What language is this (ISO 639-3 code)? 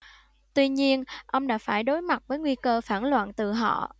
vie